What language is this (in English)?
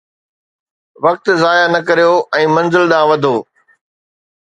Sindhi